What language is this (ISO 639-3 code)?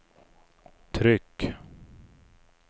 swe